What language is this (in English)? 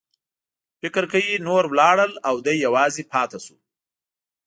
Pashto